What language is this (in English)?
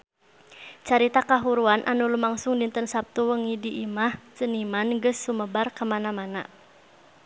Sundanese